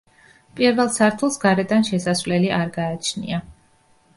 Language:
Georgian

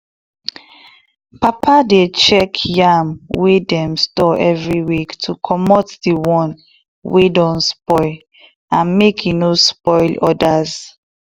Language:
Nigerian Pidgin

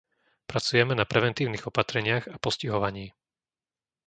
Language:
Slovak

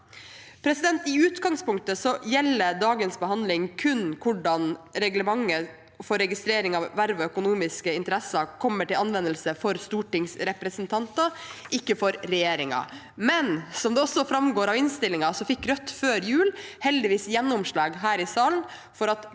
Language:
Norwegian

